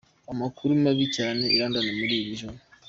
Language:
Kinyarwanda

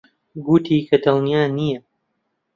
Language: Central Kurdish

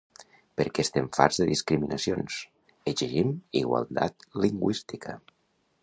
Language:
Catalan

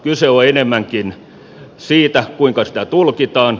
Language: Finnish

